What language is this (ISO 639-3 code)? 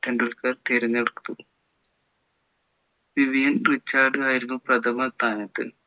mal